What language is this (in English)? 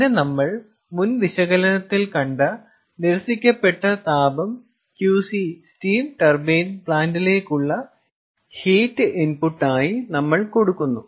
Malayalam